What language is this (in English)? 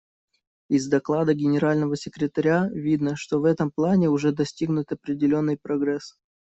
Russian